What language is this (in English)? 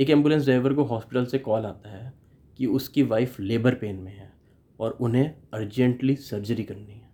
Hindi